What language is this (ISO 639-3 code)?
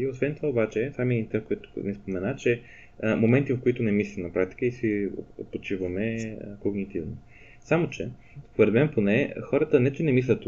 bul